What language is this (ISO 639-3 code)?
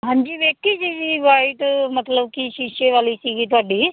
pan